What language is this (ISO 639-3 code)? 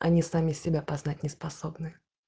rus